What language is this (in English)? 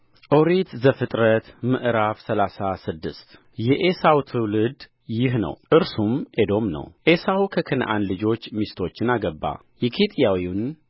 Amharic